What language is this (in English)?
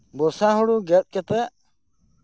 Santali